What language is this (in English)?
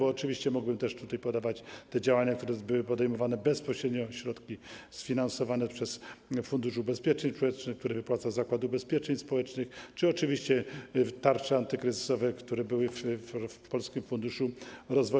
Polish